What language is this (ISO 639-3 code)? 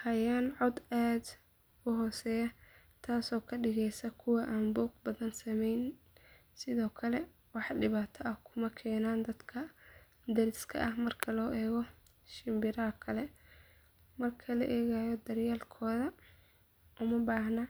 som